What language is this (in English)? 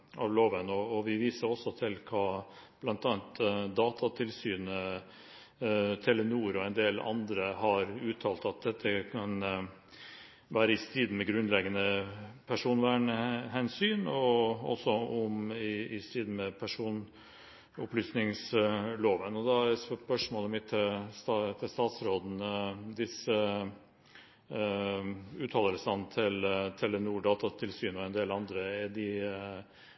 Norwegian Bokmål